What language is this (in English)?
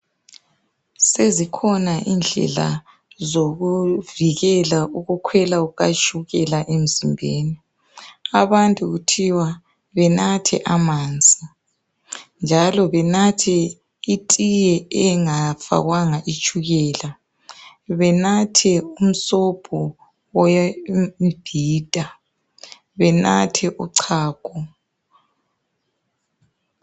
North Ndebele